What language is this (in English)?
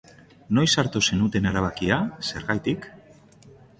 Basque